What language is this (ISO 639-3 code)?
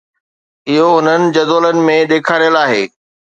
snd